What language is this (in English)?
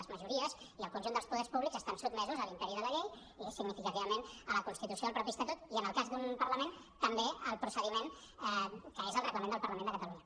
Catalan